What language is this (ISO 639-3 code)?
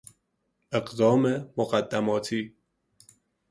fas